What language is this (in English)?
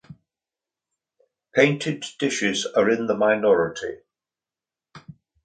English